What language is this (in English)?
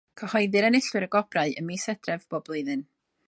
Welsh